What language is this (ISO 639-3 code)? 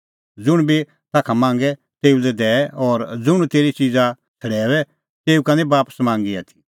kfx